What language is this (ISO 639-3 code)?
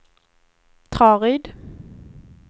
swe